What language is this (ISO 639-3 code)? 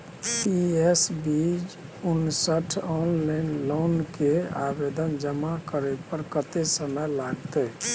mai